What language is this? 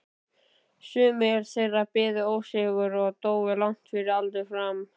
Icelandic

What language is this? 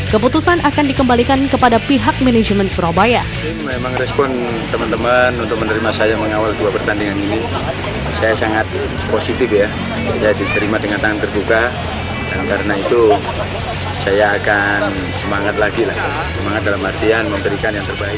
Indonesian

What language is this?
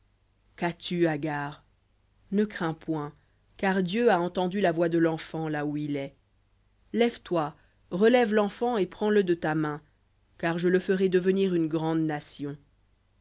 French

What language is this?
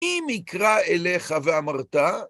Hebrew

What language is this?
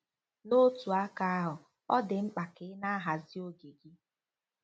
Igbo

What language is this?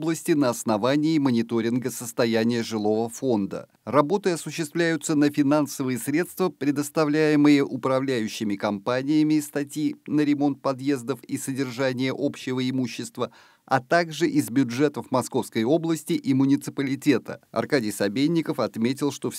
Russian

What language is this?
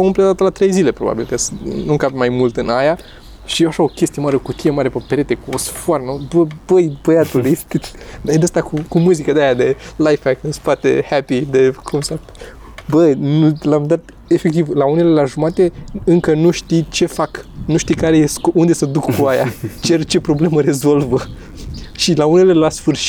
Romanian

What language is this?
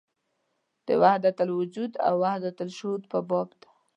Pashto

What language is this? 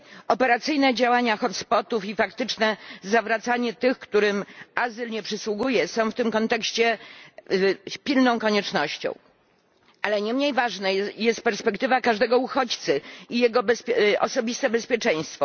Polish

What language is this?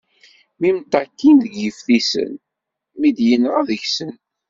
Kabyle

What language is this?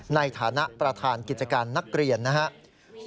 Thai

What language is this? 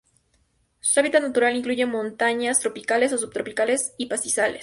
Spanish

